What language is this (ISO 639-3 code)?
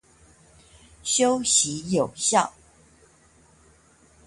zho